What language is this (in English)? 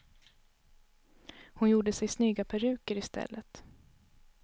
Swedish